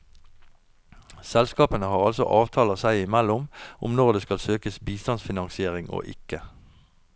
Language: Norwegian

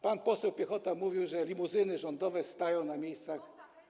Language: Polish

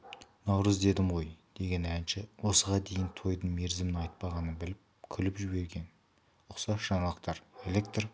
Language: Kazakh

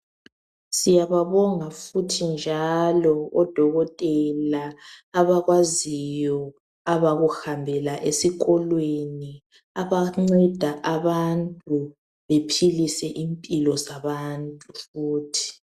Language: North Ndebele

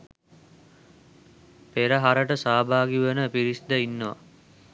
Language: Sinhala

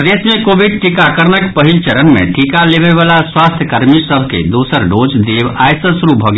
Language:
Maithili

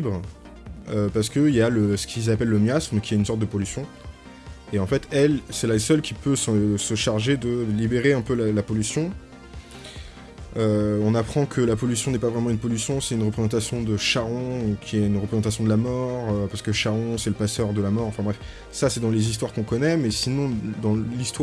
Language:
French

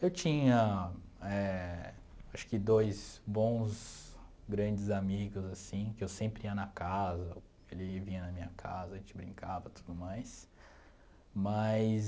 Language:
Portuguese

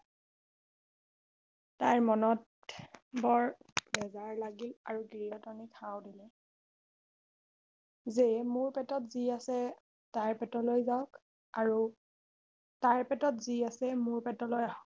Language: Assamese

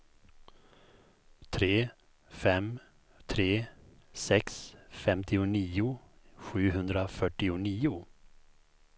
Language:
Swedish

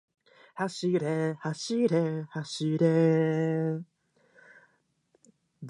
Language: Japanese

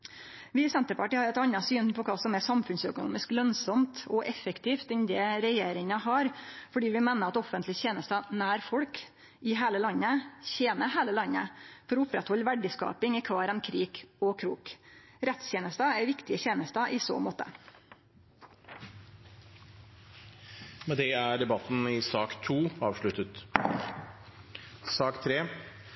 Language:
Norwegian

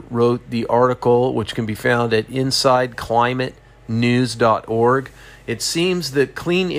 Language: English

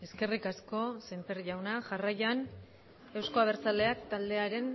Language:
Basque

